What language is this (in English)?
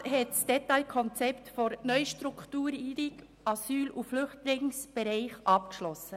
Swiss German